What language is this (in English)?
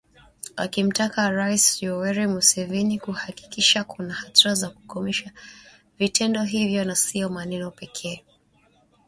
Swahili